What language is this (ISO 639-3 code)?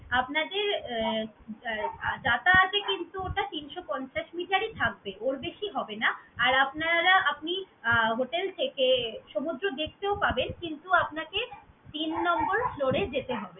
ben